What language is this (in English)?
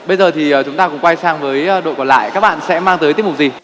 Vietnamese